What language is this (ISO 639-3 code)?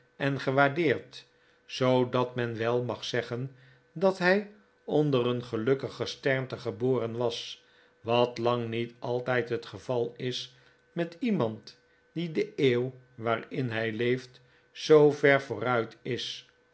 nld